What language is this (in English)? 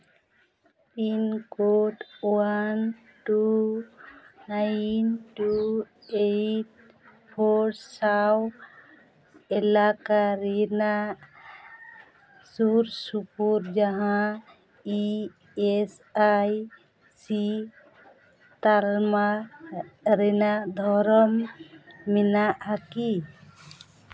Santali